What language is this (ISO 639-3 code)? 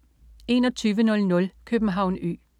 dan